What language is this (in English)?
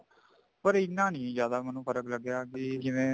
Punjabi